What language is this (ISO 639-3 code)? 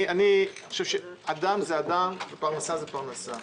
heb